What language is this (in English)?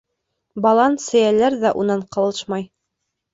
Bashkir